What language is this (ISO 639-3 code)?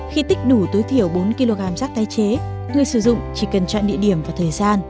vie